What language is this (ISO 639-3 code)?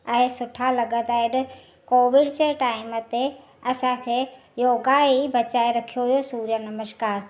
snd